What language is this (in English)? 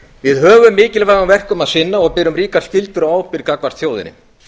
Icelandic